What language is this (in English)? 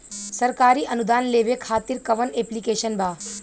Bhojpuri